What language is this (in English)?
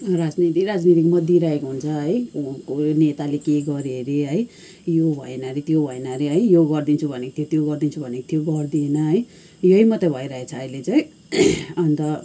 Nepali